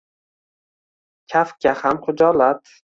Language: Uzbek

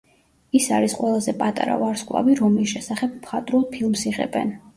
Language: Georgian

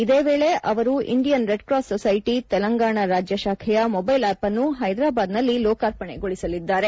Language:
Kannada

